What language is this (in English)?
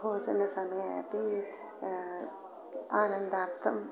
Sanskrit